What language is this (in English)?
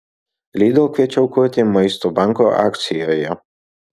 Lithuanian